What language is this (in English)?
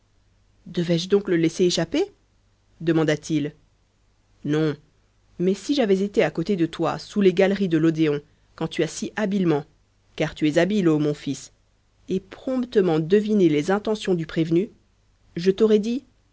French